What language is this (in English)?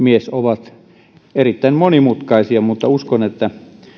Finnish